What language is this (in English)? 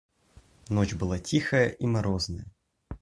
Russian